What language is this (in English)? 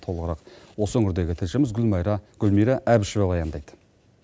Kazakh